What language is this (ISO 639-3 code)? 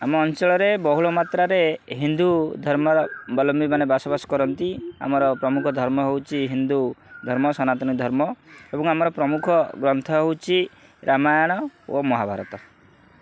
ori